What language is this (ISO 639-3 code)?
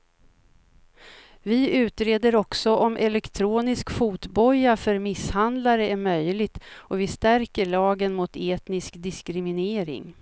swe